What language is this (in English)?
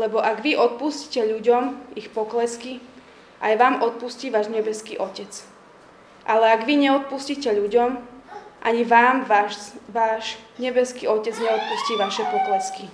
Slovak